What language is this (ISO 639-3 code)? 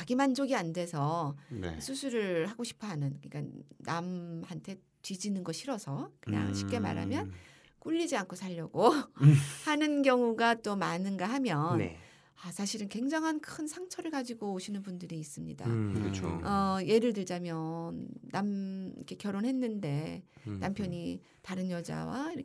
kor